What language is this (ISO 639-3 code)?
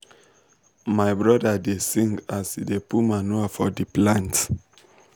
pcm